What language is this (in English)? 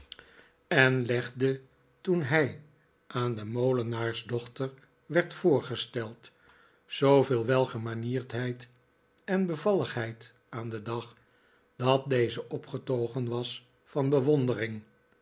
Dutch